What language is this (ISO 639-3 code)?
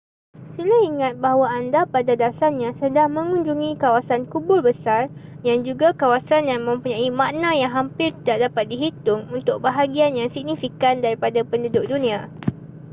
msa